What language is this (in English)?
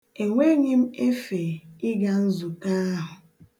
Igbo